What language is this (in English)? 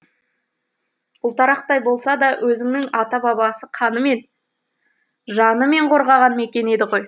Kazakh